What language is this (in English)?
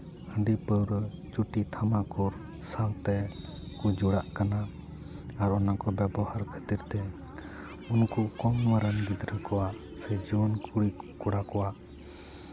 Santali